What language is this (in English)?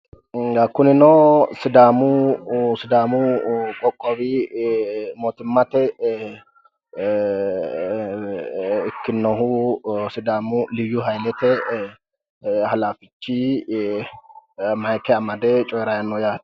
Sidamo